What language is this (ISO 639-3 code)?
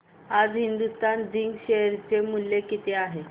mar